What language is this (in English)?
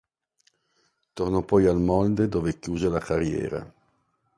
Italian